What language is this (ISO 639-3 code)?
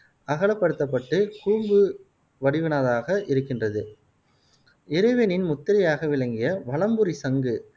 tam